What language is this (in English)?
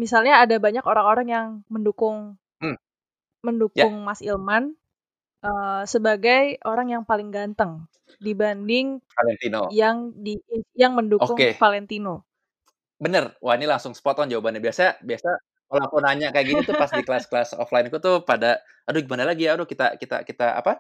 Indonesian